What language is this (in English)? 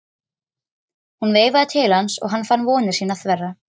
Icelandic